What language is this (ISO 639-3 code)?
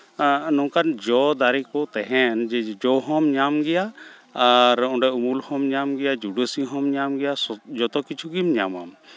sat